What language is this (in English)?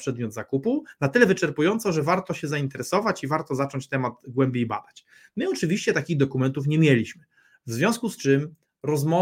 Polish